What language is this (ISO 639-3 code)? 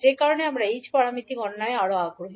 ben